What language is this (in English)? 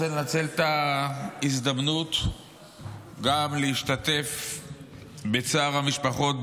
Hebrew